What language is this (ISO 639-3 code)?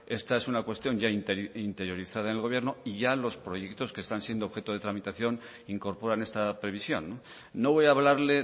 spa